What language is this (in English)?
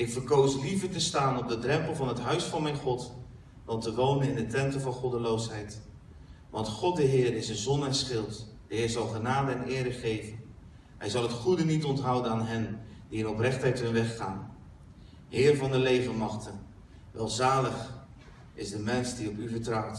Dutch